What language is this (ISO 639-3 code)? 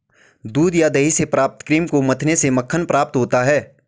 hin